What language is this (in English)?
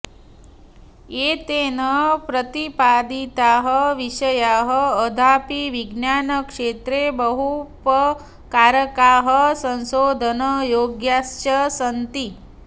Sanskrit